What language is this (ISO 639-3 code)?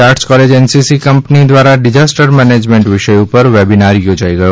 guj